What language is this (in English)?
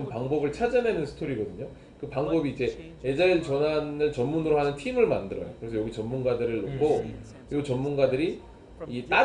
Korean